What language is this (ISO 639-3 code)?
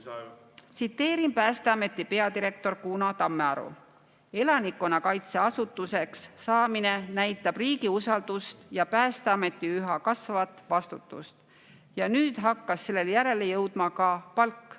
est